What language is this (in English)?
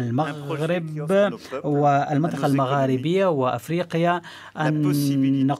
Arabic